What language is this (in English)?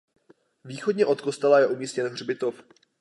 Czech